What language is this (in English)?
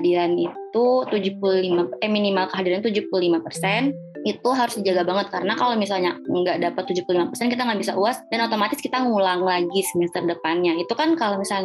Indonesian